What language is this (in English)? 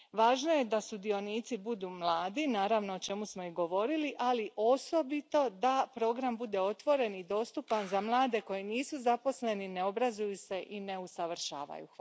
Croatian